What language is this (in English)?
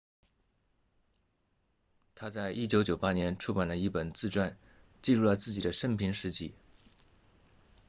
Chinese